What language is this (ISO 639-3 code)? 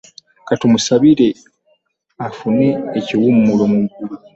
lug